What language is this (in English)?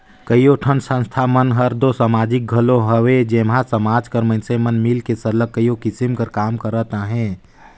Chhattisgarhi